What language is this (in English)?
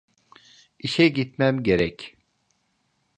Turkish